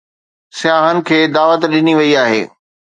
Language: Sindhi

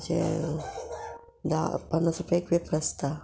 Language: Konkani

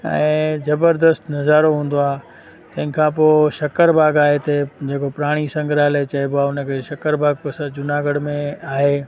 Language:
Sindhi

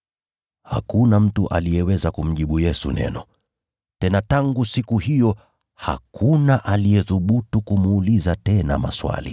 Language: Swahili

